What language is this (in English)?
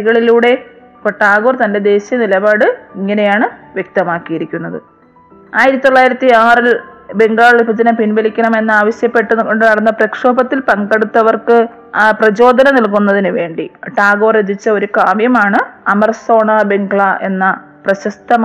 Malayalam